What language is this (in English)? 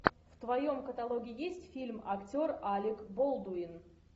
Russian